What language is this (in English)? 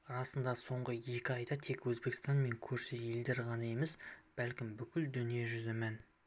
Kazakh